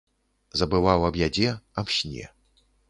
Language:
Belarusian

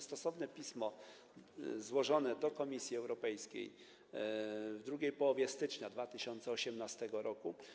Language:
Polish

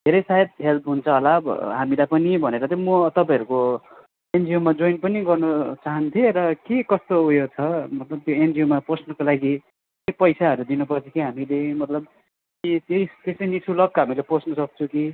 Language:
Nepali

